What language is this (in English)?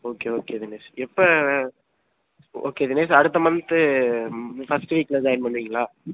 Tamil